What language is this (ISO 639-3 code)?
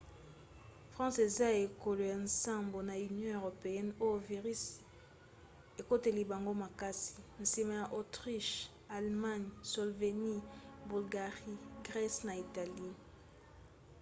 lin